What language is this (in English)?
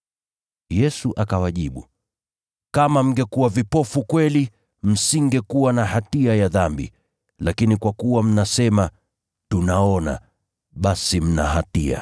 Swahili